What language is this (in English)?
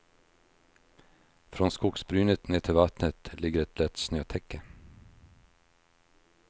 Swedish